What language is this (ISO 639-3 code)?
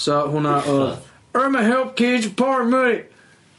cym